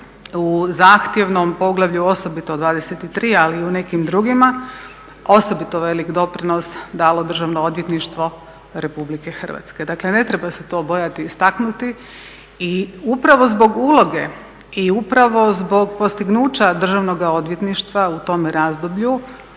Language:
Croatian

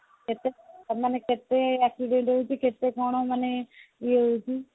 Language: Odia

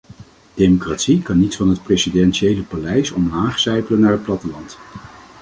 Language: Dutch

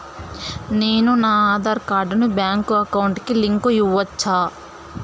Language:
Telugu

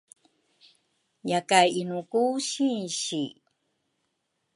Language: Rukai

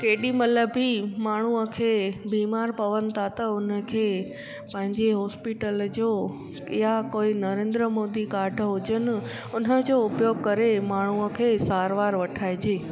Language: Sindhi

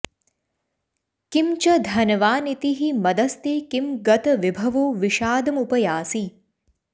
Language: Sanskrit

